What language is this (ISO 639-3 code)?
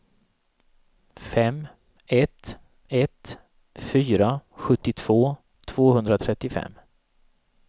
swe